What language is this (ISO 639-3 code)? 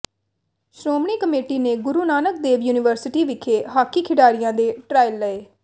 pan